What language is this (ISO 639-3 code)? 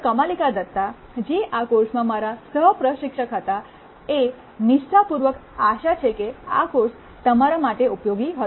guj